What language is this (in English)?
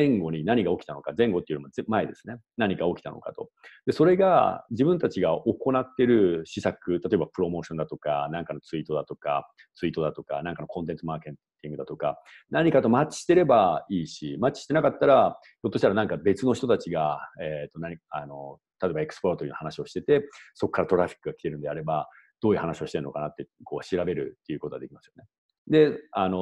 Japanese